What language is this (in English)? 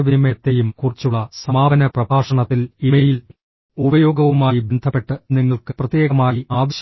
Malayalam